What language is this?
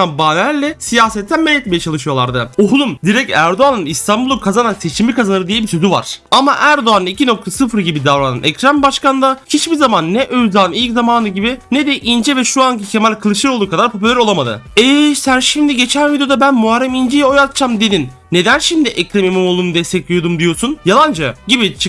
Turkish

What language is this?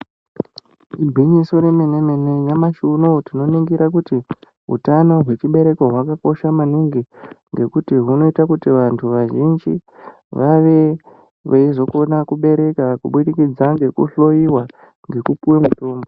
Ndau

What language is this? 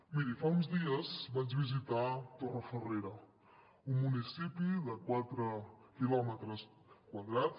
Catalan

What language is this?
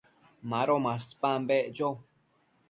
Matsés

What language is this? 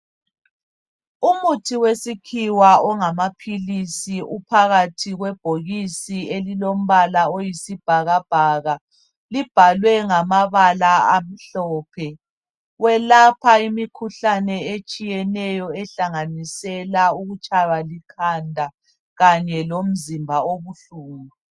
North Ndebele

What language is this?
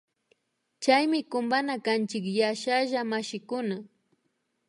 Imbabura Highland Quichua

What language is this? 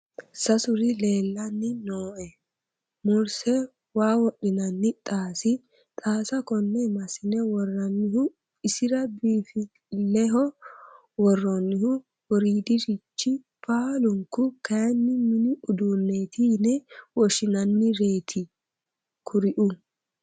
Sidamo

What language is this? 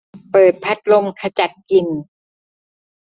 Thai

